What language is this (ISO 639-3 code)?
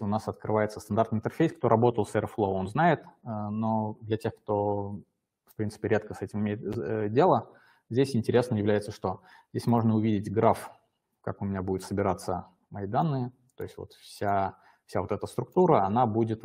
rus